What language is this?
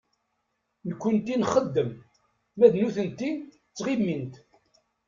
Kabyle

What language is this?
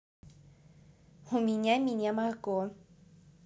Russian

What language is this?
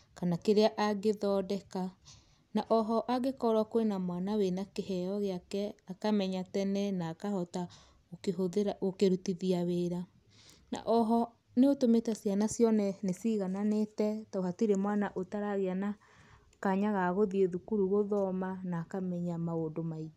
Kikuyu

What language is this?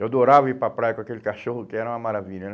Portuguese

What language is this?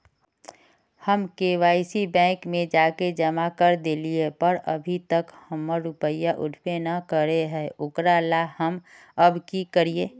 Magahi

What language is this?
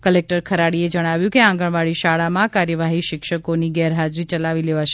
Gujarati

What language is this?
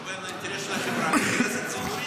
Hebrew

